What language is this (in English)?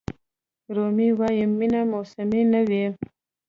Pashto